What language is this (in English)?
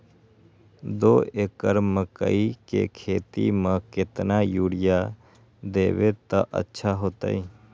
Magahi